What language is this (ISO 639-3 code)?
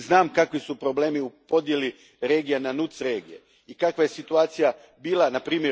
hrv